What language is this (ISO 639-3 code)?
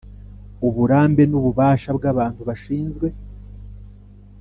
kin